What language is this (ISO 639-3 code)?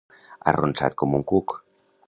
cat